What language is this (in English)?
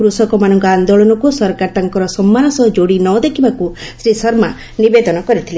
Odia